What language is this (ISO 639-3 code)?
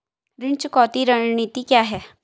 hin